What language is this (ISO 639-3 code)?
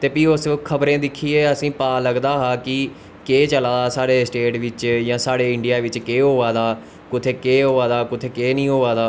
doi